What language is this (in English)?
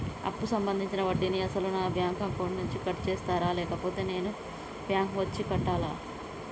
Telugu